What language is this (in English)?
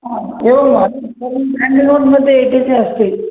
Sanskrit